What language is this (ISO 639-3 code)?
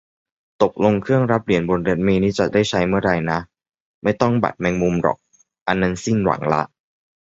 tha